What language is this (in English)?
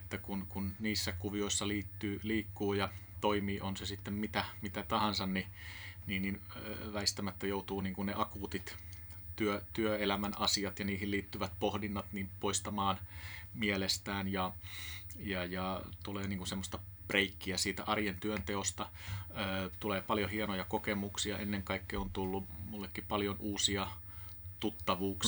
Finnish